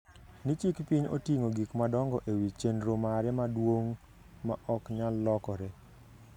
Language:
Luo (Kenya and Tanzania)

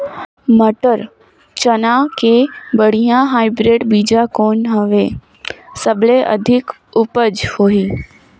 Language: Chhattisgarhi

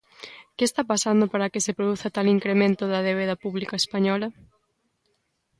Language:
Galician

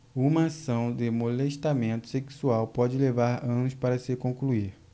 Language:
Portuguese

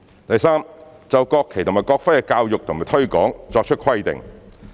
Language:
Cantonese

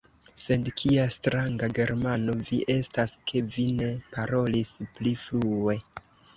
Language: Esperanto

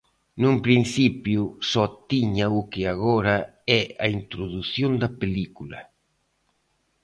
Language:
Galician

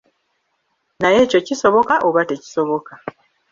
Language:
Ganda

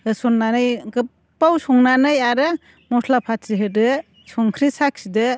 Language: Bodo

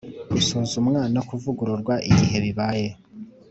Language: Kinyarwanda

